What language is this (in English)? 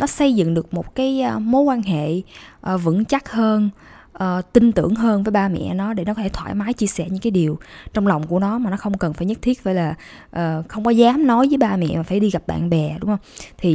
Vietnamese